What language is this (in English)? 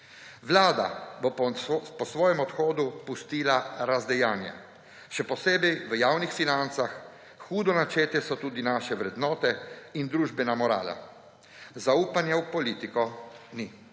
Slovenian